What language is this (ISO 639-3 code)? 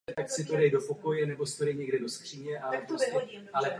ces